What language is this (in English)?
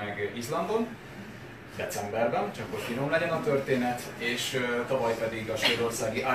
Hungarian